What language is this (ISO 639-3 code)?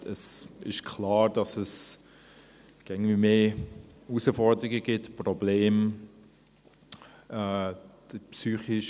gsw